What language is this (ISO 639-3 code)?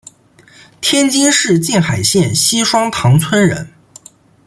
zho